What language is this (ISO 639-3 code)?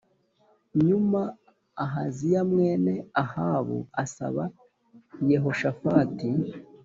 kin